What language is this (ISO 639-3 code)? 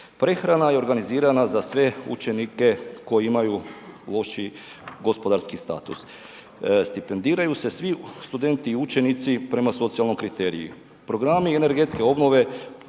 hrv